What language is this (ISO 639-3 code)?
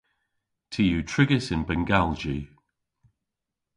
cor